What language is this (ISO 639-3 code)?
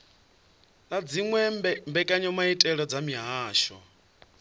ven